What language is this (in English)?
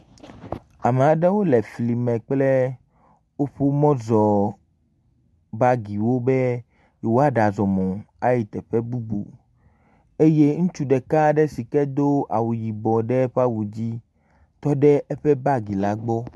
Ewe